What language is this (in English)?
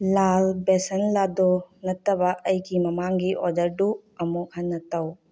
Manipuri